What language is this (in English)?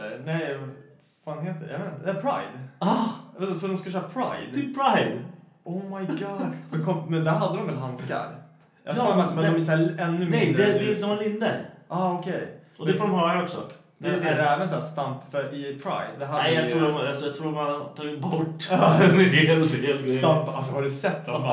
Swedish